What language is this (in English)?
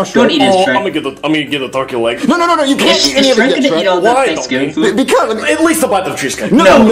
English